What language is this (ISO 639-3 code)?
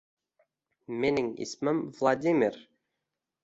uzb